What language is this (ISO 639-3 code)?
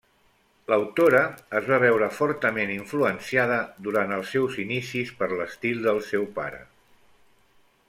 cat